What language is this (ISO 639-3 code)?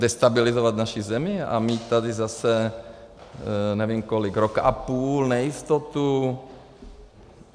ces